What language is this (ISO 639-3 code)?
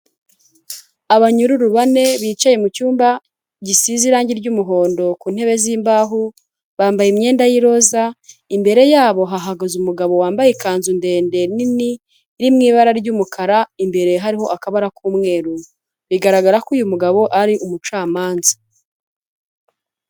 kin